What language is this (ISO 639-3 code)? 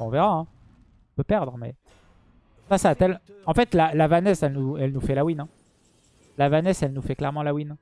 fra